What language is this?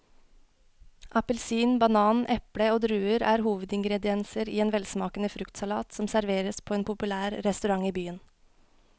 Norwegian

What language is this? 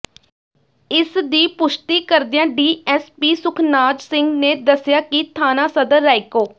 Punjabi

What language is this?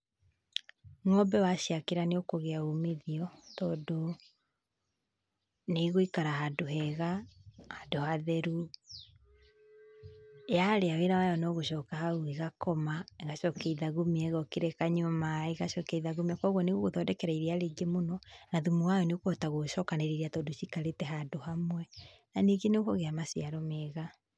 Kikuyu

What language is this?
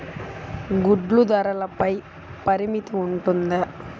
Telugu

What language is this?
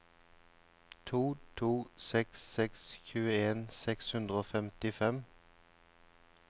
Norwegian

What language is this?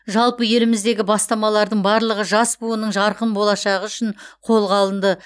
Kazakh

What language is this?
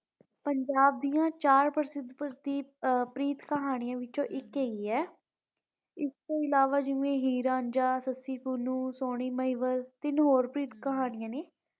Punjabi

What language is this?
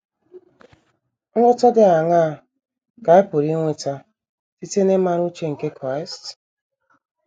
Igbo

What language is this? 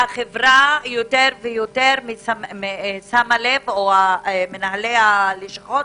Hebrew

